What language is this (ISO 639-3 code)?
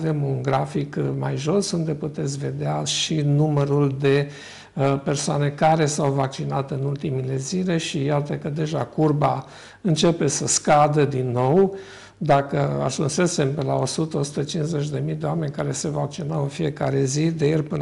ron